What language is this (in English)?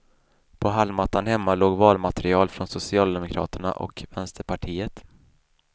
Swedish